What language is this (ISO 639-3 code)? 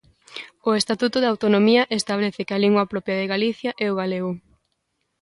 glg